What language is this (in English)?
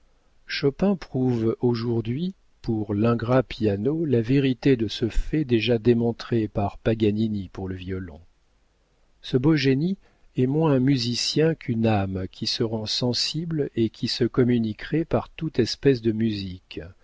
French